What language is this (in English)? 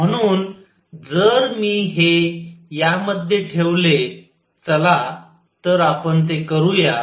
Marathi